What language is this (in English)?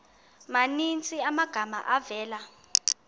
Xhosa